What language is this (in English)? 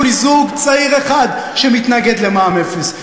Hebrew